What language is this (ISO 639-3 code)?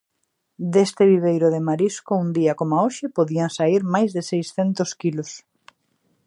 glg